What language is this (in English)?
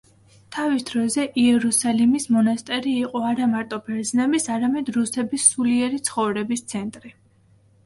Georgian